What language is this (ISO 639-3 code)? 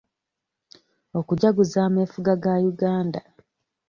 lug